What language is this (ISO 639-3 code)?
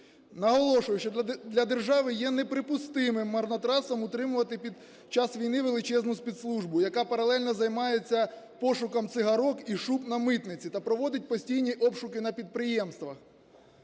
ukr